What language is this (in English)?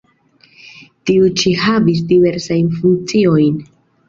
Esperanto